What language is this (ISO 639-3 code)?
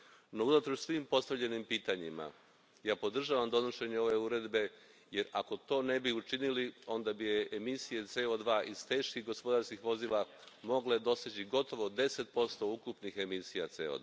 hrv